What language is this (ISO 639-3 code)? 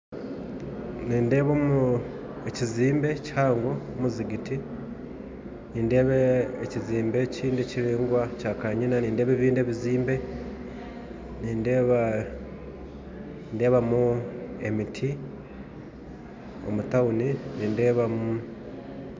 nyn